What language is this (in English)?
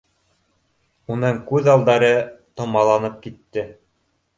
Bashkir